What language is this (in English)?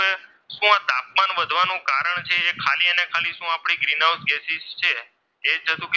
Gujarati